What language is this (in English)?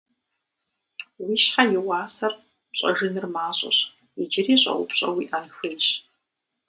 Kabardian